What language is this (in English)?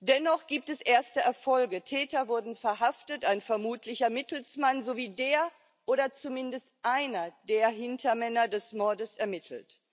German